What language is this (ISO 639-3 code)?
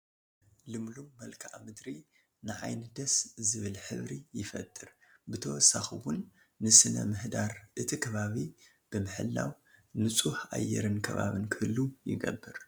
tir